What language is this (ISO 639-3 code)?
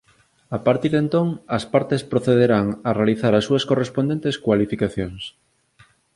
glg